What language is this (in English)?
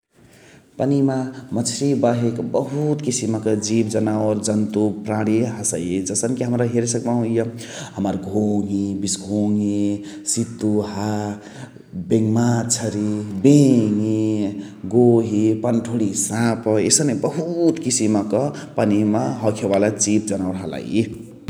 Chitwania Tharu